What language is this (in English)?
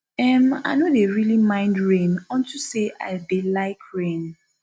Nigerian Pidgin